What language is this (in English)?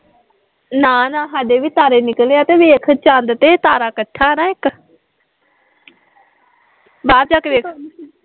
Punjabi